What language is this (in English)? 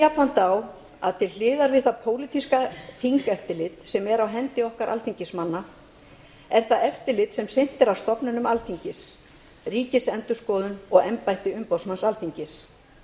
Icelandic